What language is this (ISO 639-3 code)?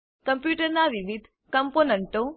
guj